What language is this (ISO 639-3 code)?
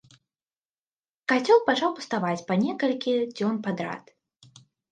bel